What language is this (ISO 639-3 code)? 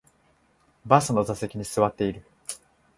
jpn